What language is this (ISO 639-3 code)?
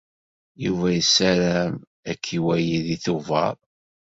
kab